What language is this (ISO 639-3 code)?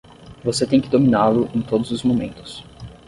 por